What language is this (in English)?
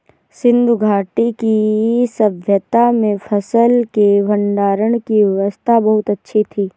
Hindi